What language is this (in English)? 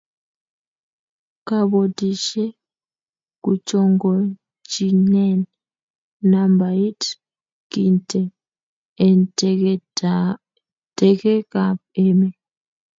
Kalenjin